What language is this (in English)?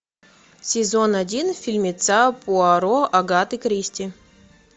Russian